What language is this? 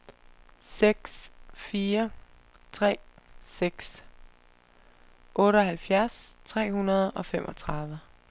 Danish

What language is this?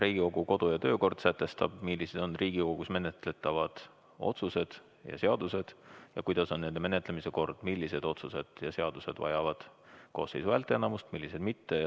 Estonian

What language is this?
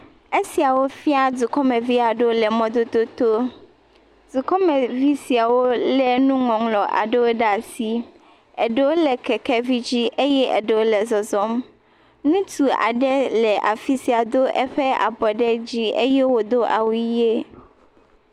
Ewe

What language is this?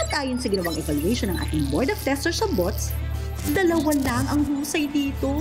Filipino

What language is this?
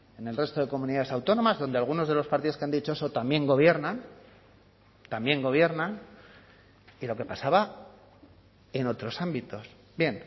Spanish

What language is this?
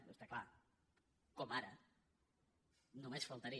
Catalan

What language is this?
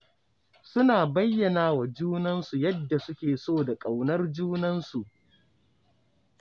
Hausa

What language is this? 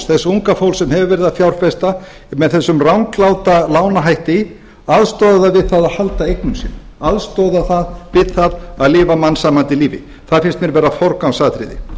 Icelandic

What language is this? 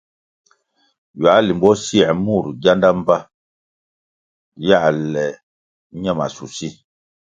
Kwasio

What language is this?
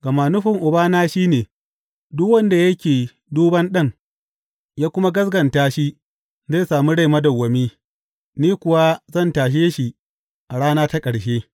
Hausa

